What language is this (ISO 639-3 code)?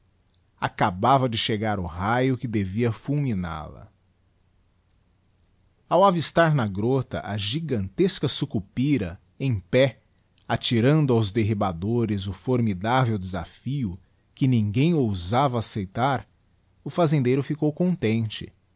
por